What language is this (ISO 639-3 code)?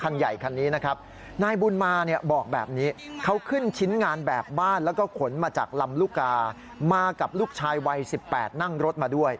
tha